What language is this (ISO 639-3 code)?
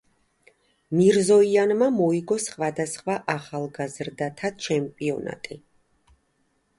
kat